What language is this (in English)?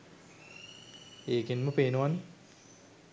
Sinhala